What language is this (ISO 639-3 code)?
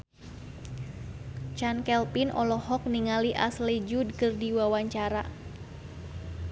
sun